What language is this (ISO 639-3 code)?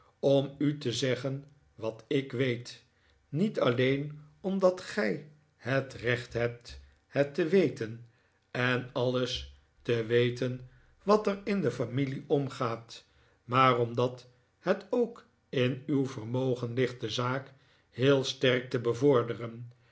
nld